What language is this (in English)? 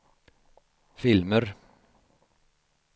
Swedish